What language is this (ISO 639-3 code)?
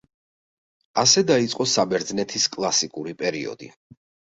kat